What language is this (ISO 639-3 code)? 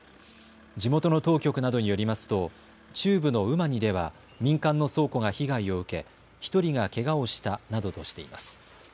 jpn